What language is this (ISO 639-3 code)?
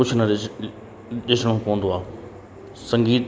snd